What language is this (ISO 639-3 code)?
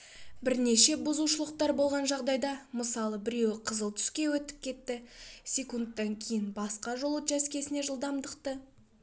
kaz